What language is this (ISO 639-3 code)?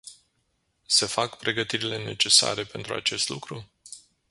ron